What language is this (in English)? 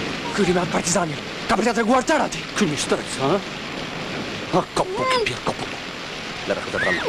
Romanian